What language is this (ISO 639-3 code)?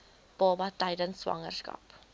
afr